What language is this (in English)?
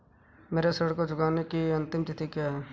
Hindi